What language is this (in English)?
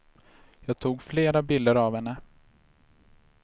Swedish